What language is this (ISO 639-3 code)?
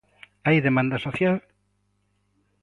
glg